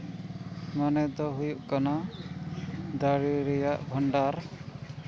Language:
Santali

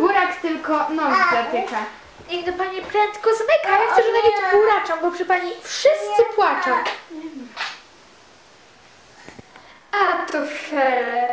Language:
Polish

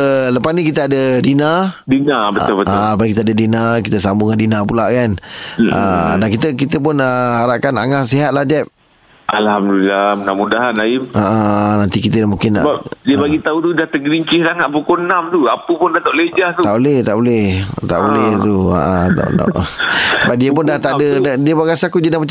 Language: Malay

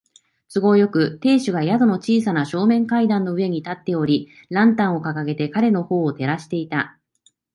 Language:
Japanese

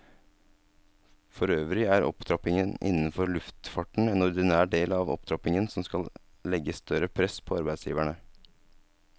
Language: Norwegian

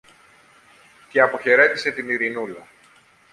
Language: Greek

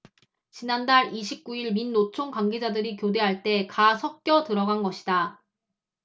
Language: Korean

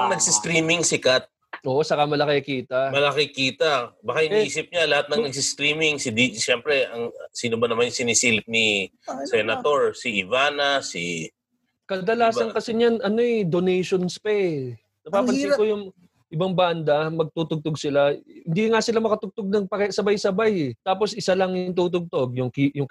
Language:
Filipino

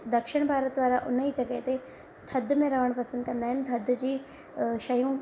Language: Sindhi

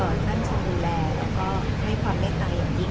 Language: Thai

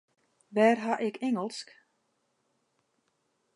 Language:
Western Frisian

